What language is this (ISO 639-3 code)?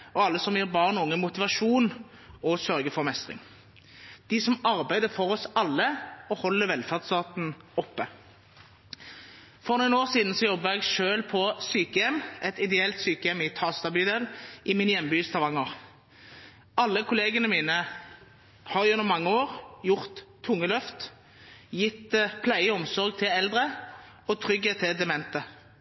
nob